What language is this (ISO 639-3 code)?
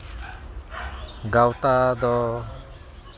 sat